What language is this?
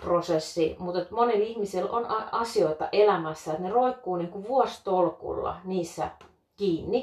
Finnish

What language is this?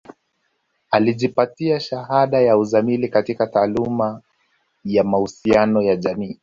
Swahili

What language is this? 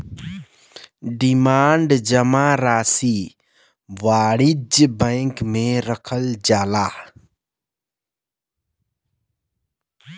Bhojpuri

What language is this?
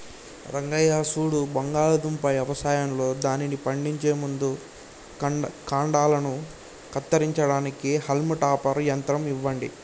Telugu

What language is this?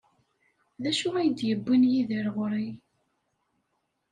Kabyle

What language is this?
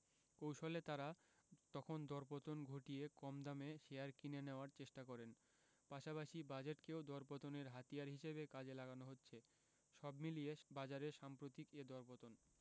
Bangla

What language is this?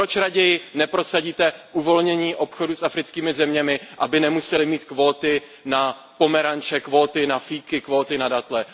Czech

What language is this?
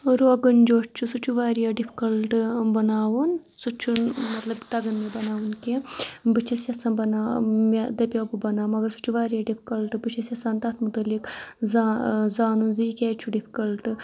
Kashmiri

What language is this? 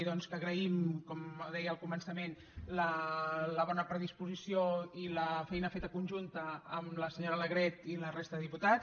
Catalan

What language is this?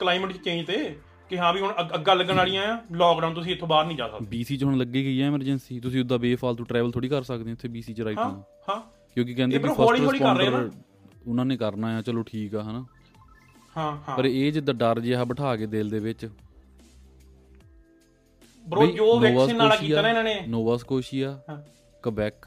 Punjabi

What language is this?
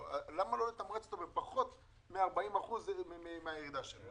Hebrew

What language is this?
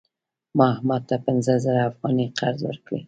Pashto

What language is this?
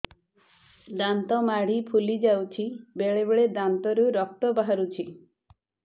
Odia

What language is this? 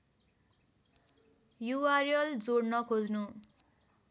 Nepali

